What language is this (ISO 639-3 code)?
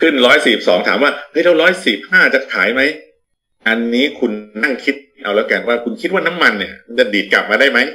tha